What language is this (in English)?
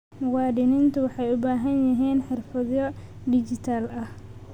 Somali